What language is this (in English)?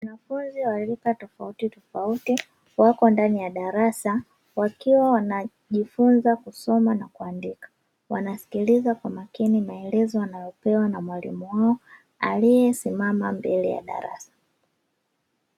Swahili